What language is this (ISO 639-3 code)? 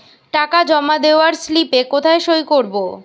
ben